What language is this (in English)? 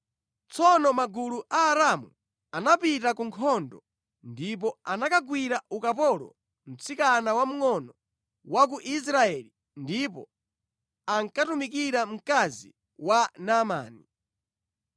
Nyanja